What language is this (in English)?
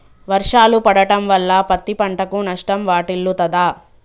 Telugu